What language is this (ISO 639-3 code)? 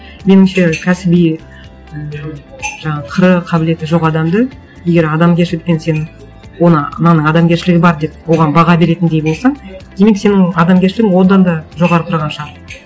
kaz